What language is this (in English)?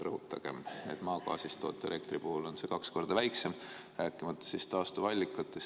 Estonian